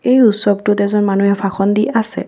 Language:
Assamese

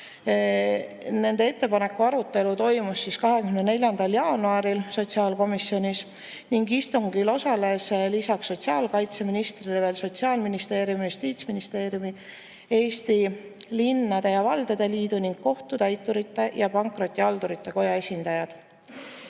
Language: Estonian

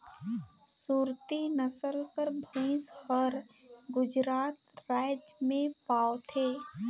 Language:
Chhattisgarhi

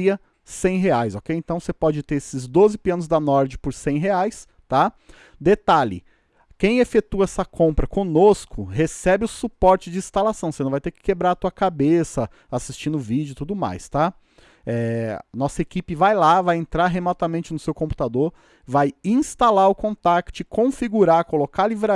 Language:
Portuguese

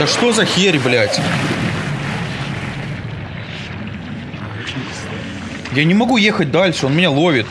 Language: Russian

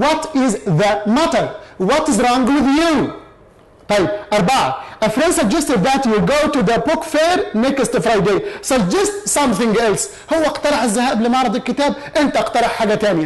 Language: Arabic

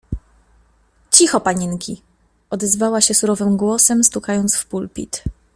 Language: Polish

